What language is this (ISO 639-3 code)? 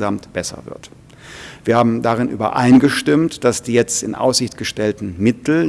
deu